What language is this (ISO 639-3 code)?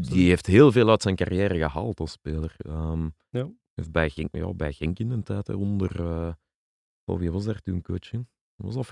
nld